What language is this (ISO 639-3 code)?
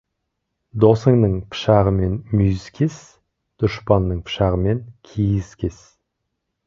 kaz